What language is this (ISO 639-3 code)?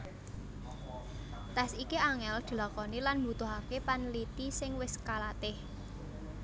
jav